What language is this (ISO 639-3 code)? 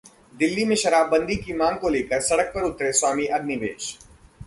hin